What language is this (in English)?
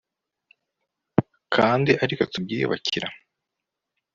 Kinyarwanda